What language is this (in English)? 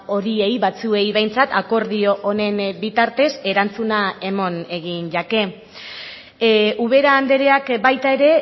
Basque